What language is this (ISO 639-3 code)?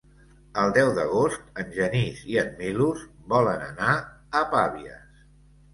cat